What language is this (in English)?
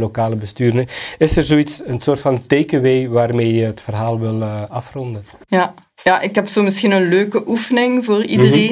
Dutch